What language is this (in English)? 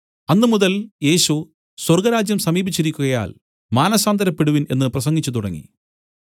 Malayalam